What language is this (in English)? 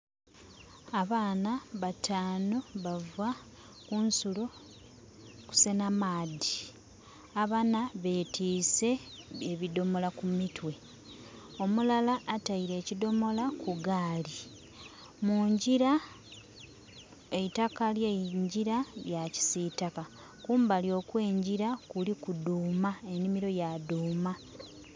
Soga